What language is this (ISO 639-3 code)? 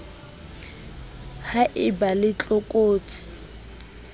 sot